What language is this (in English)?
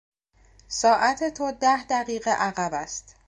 Persian